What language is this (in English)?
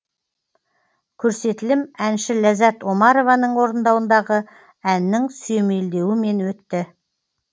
Kazakh